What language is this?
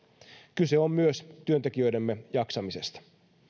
Finnish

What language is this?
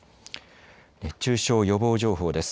Japanese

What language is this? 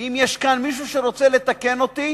Hebrew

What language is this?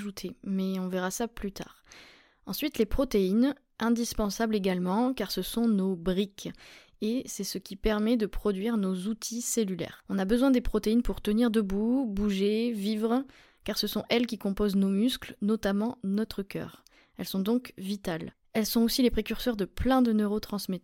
French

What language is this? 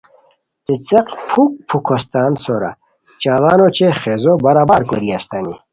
Khowar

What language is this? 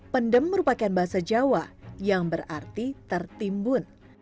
Indonesian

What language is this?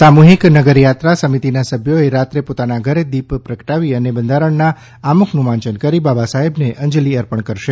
Gujarati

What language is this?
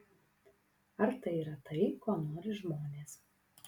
Lithuanian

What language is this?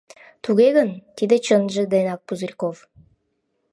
Mari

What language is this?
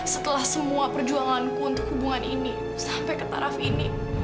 Indonesian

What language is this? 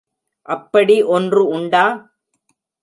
Tamil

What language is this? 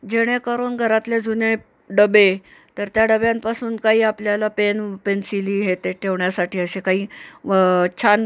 Marathi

